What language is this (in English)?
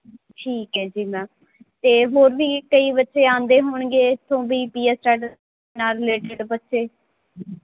Punjabi